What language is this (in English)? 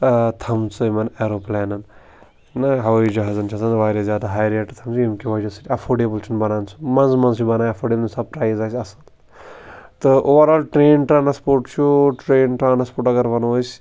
Kashmiri